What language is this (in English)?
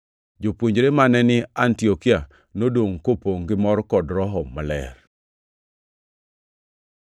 Luo (Kenya and Tanzania)